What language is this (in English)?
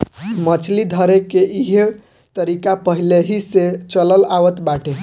Bhojpuri